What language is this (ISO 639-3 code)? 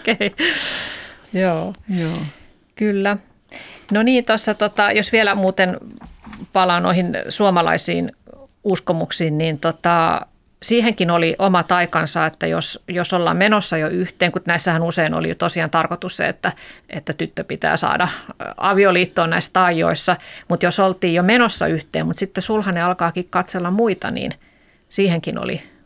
fin